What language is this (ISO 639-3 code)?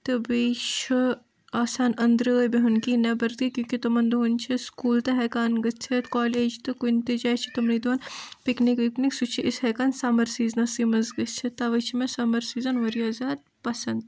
kas